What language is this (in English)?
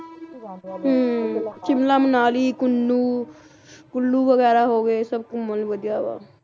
Punjabi